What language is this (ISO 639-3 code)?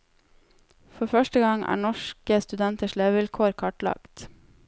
nor